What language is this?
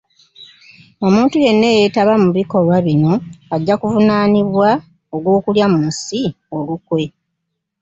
Ganda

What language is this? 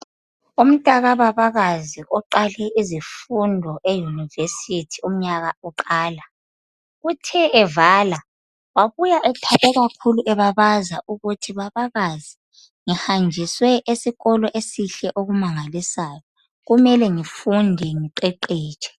North Ndebele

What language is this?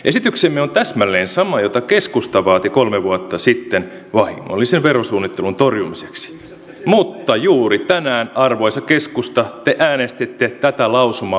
Finnish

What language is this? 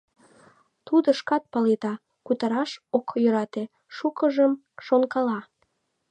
Mari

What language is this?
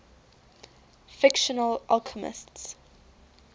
English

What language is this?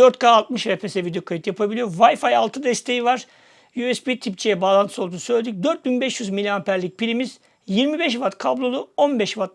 Turkish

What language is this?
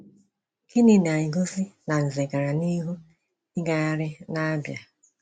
Igbo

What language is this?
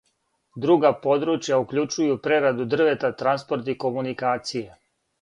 Serbian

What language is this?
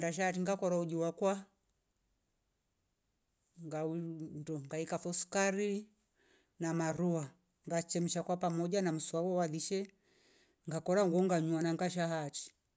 Rombo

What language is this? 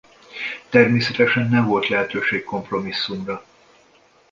Hungarian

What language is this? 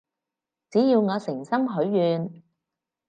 Cantonese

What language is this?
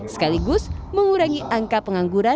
Indonesian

